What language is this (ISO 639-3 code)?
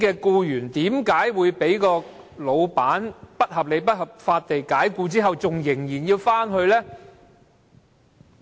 yue